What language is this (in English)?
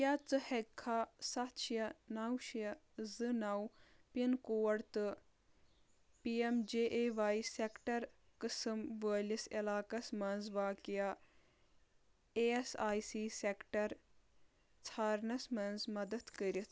Kashmiri